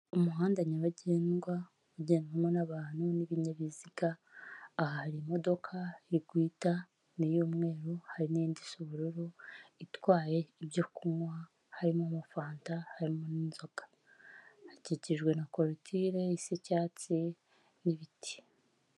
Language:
Kinyarwanda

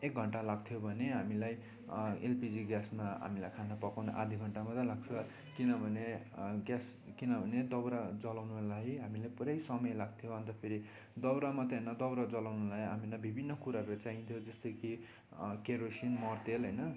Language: Nepali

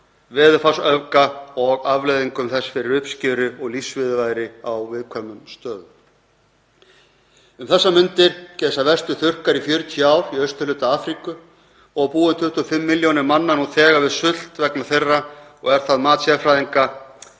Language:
Icelandic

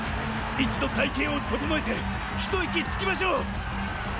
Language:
Japanese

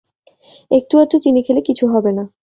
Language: Bangla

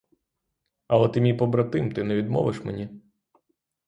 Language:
Ukrainian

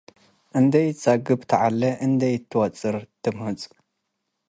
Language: Tigre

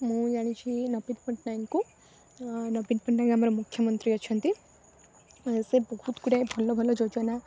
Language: Odia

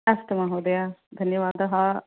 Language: Sanskrit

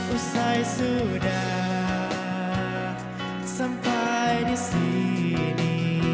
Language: Indonesian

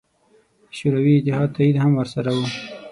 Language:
Pashto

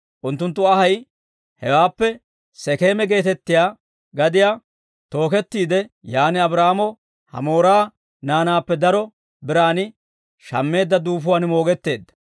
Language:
Dawro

